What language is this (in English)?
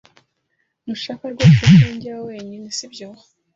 Kinyarwanda